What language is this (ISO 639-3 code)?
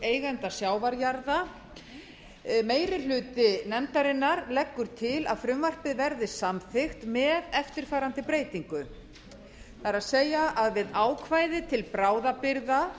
isl